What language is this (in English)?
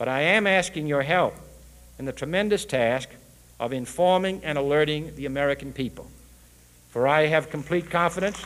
English